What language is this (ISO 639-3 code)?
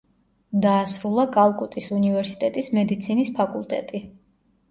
kat